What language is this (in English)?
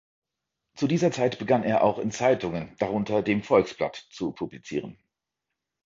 German